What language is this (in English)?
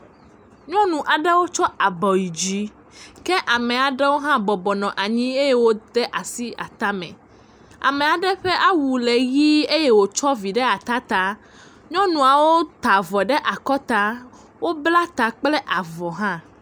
Ewe